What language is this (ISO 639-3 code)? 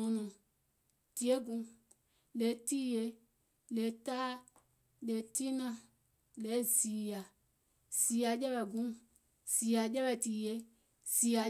gol